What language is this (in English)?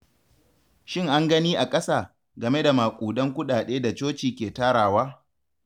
Hausa